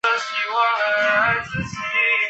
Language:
Chinese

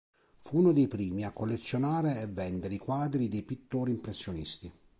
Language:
Italian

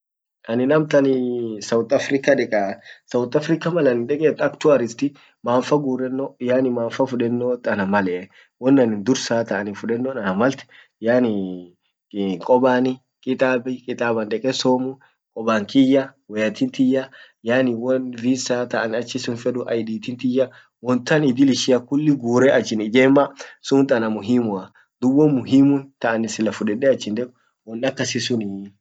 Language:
Orma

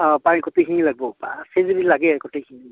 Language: Assamese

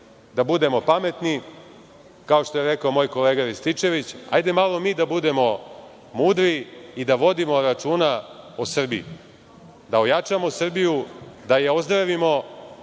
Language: Serbian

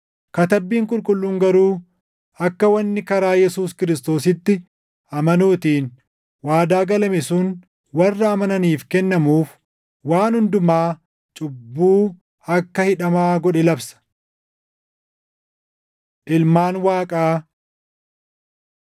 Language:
Oromo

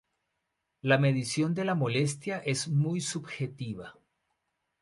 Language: Spanish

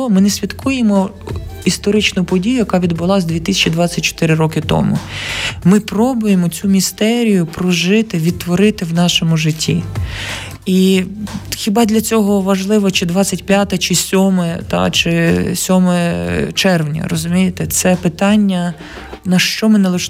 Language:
Ukrainian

